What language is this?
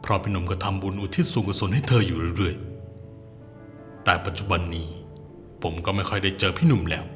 Thai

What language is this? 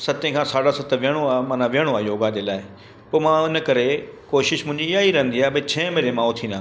Sindhi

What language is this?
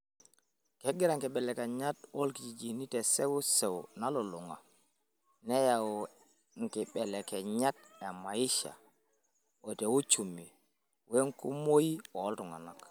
Masai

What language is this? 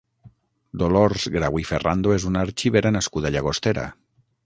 Catalan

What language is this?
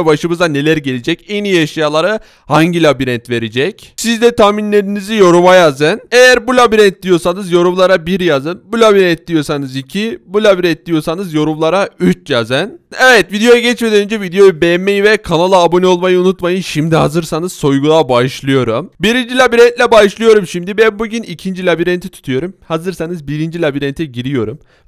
Turkish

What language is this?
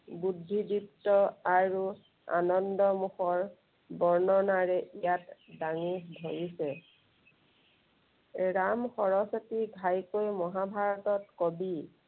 Assamese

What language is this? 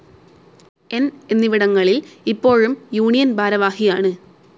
Malayalam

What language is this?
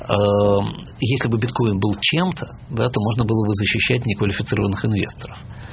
Russian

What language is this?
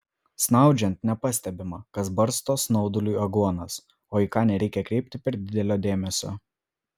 Lithuanian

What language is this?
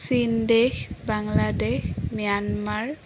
Assamese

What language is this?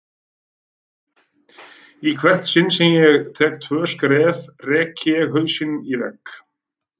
Icelandic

